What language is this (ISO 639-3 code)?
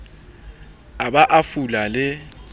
sot